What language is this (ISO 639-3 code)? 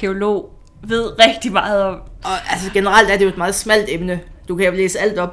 dan